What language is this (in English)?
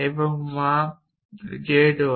Bangla